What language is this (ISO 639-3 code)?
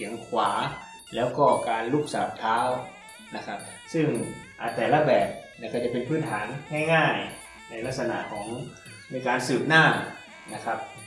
tha